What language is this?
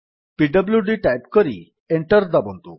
Odia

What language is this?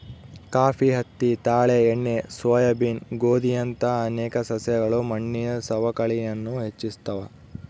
Kannada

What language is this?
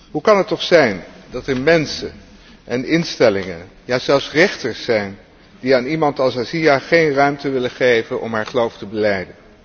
Dutch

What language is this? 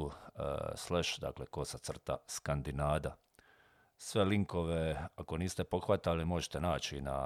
Croatian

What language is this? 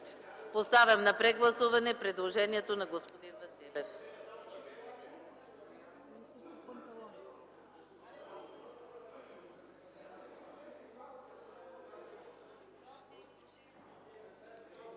Bulgarian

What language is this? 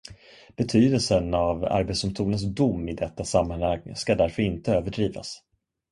Swedish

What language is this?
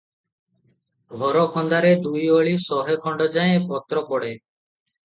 Odia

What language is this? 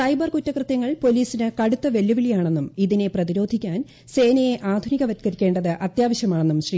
Malayalam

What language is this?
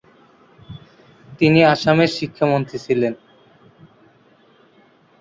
Bangla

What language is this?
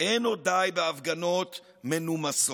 Hebrew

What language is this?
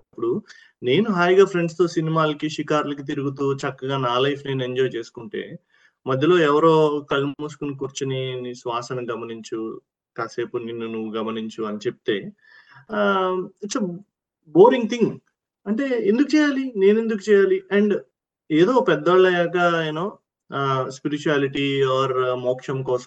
Telugu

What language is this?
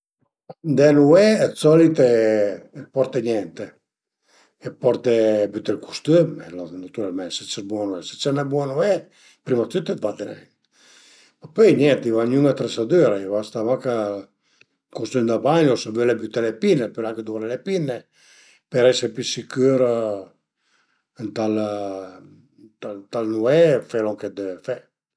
Piedmontese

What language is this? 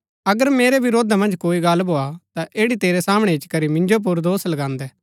Gaddi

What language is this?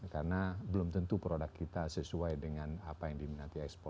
Indonesian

